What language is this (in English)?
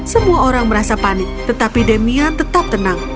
Indonesian